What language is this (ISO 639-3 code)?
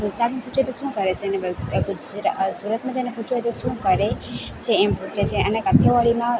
guj